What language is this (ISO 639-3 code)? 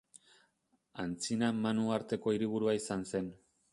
eus